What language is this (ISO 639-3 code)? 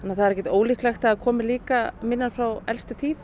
isl